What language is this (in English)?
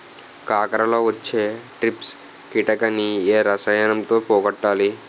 Telugu